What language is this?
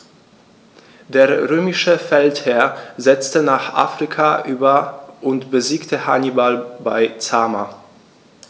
German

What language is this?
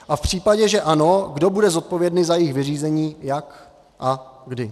Czech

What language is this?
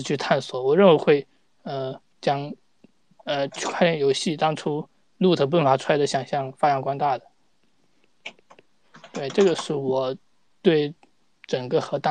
Chinese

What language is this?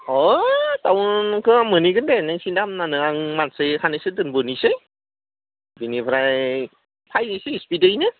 Bodo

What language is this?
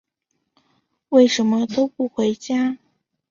Chinese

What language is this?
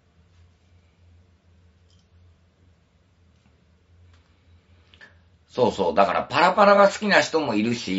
Japanese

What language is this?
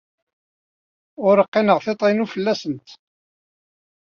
Kabyle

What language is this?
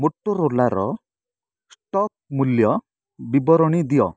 Odia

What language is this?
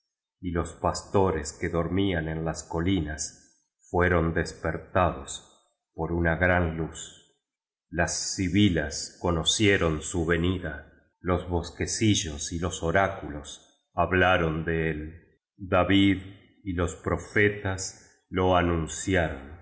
Spanish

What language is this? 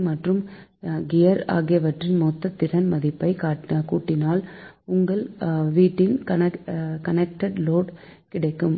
Tamil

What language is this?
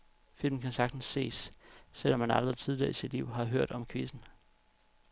Danish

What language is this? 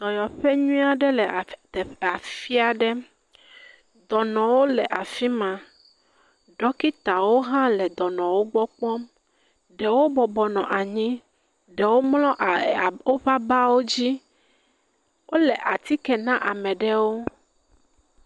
Ewe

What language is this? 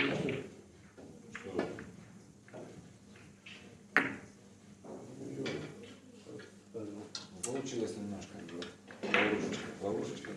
Russian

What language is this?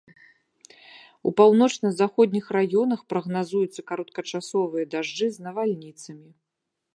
Belarusian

